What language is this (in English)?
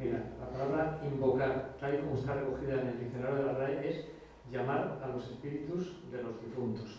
Spanish